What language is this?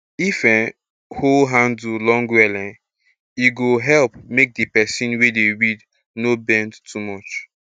Nigerian Pidgin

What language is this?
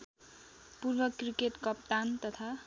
Nepali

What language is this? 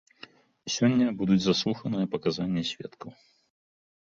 Belarusian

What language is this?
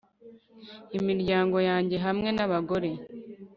Kinyarwanda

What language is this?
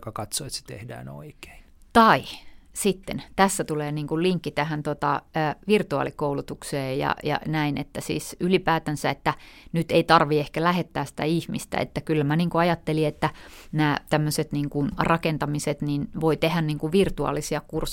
Finnish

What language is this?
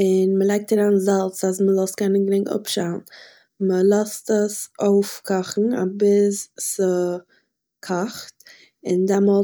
Yiddish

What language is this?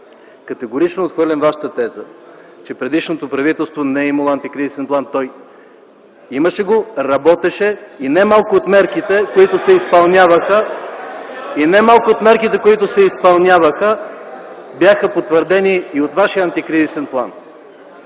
Bulgarian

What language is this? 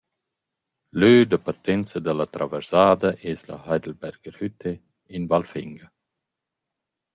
Romansh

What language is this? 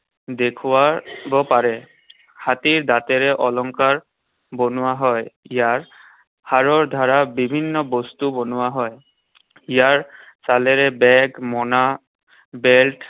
Assamese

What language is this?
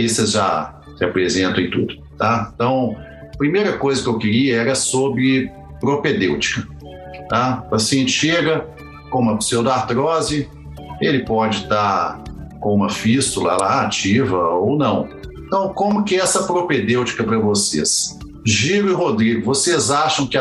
Portuguese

